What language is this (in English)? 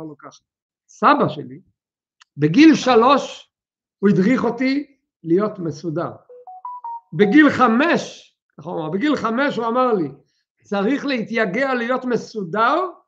Hebrew